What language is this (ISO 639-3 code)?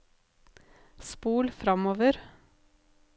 nor